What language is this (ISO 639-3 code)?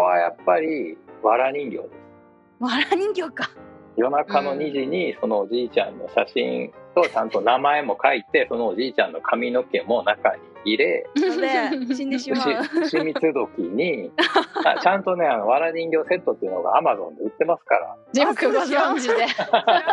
jpn